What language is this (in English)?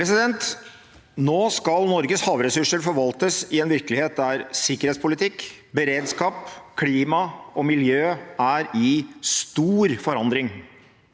Norwegian